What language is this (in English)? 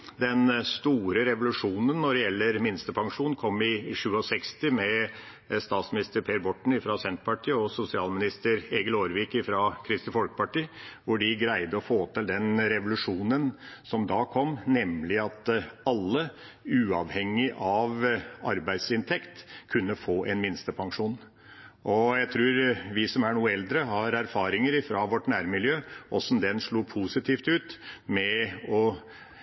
Norwegian Bokmål